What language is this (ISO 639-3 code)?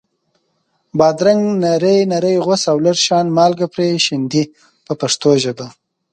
pus